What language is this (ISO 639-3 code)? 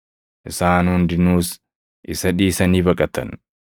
orm